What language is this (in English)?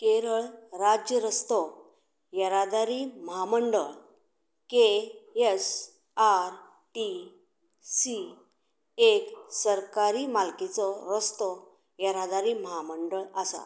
Konkani